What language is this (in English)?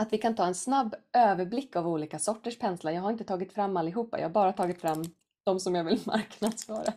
Swedish